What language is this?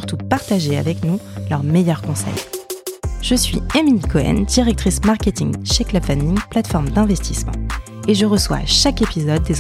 French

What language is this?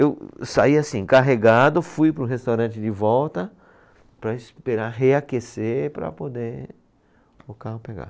Portuguese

